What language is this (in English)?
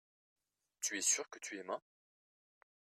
French